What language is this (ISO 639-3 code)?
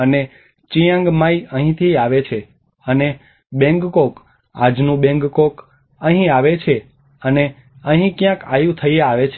guj